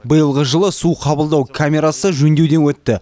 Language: Kazakh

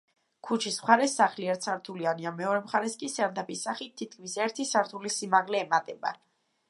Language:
Georgian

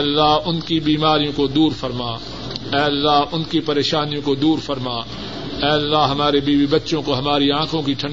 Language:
Urdu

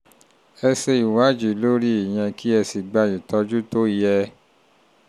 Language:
Yoruba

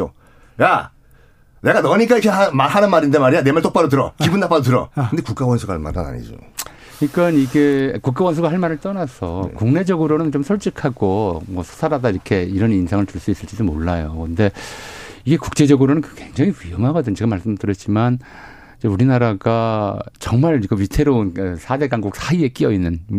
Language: Korean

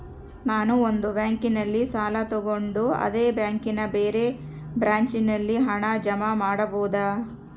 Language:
Kannada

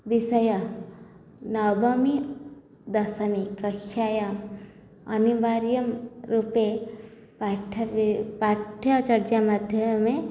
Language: Sanskrit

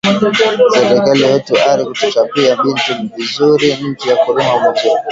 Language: Swahili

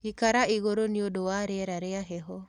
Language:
Kikuyu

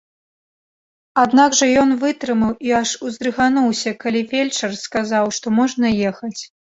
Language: Belarusian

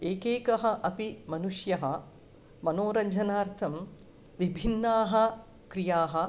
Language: Sanskrit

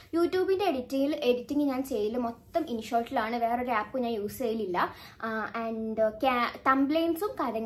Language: Malayalam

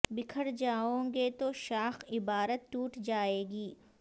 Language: Urdu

